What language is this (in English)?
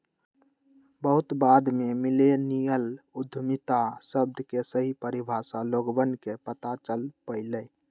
Magahi